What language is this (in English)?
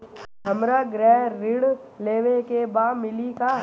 Bhojpuri